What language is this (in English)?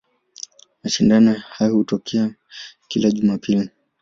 Swahili